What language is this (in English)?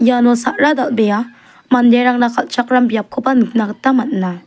Garo